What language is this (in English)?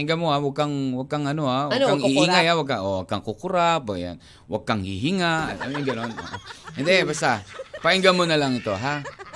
Filipino